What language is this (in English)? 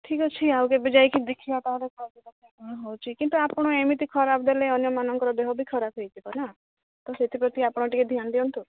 Odia